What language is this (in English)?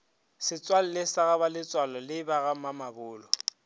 Northern Sotho